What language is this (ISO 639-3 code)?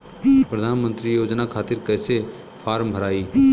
bho